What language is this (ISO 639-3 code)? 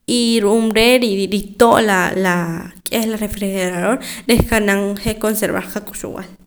poc